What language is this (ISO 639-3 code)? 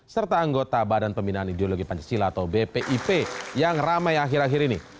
ind